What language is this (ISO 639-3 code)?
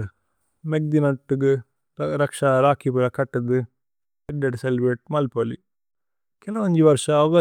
tcy